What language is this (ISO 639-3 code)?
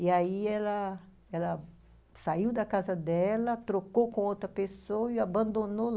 por